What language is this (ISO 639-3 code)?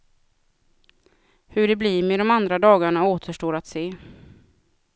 swe